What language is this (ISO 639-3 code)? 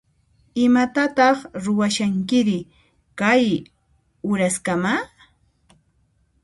qxp